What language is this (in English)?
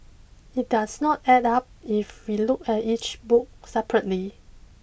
English